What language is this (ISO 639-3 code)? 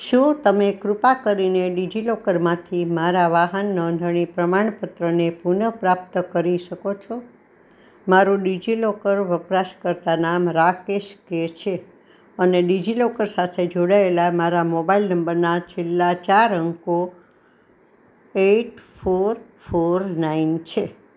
guj